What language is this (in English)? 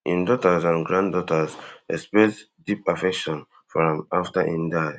Nigerian Pidgin